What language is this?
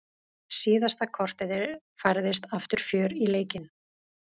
Icelandic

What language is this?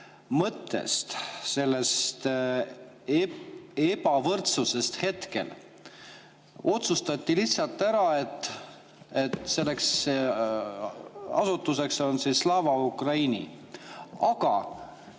Estonian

